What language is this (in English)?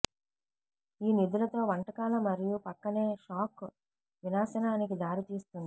Telugu